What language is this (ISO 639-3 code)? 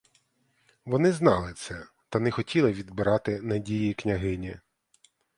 ukr